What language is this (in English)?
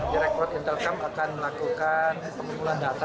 Indonesian